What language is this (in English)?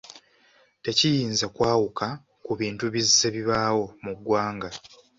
Ganda